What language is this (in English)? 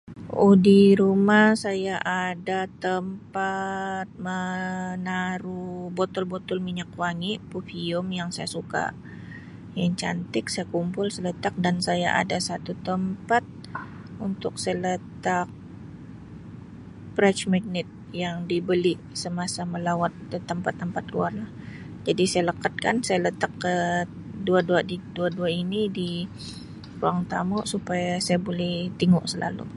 Sabah Malay